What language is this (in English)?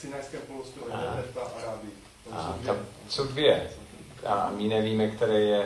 Czech